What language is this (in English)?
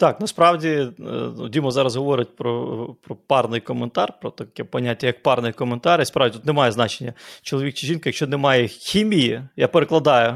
Ukrainian